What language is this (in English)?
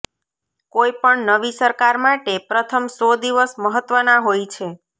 Gujarati